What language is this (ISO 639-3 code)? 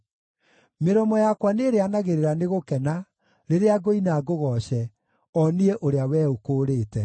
kik